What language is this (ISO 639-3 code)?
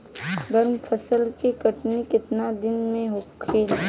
bho